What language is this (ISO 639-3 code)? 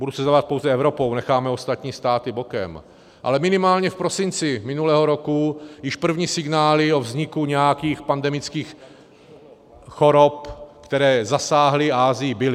ces